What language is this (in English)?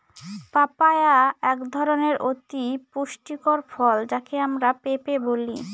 Bangla